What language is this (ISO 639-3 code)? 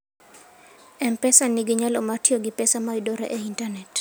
luo